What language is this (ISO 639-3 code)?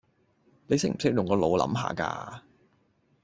yue